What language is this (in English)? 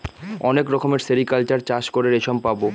Bangla